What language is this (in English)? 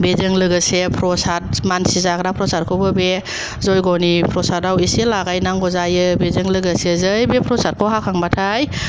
Bodo